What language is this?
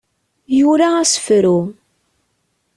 Kabyle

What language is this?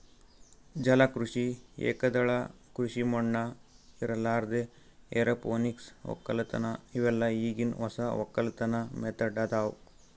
Kannada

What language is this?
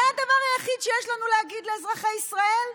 Hebrew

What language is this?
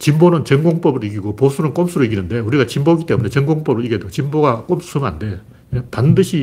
Korean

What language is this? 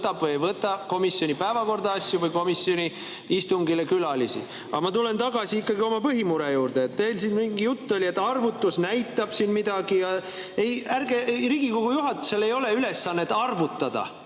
Estonian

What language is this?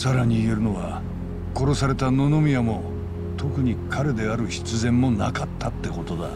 Japanese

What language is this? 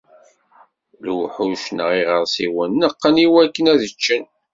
Kabyle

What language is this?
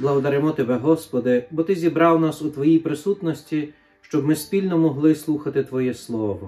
Ukrainian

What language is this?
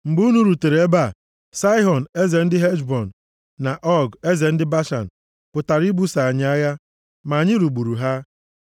Igbo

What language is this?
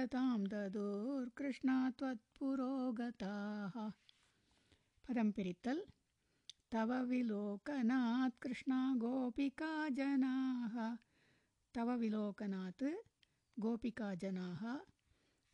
Tamil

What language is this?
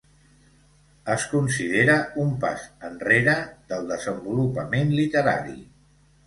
Catalan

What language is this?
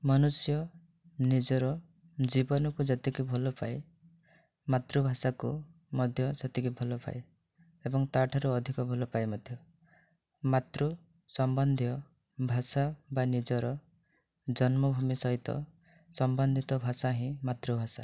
Odia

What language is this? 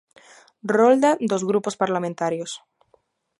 Galician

